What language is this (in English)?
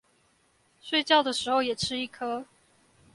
Chinese